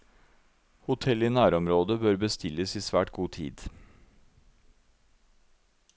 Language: Norwegian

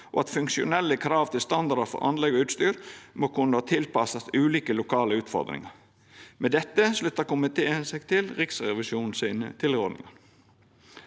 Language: Norwegian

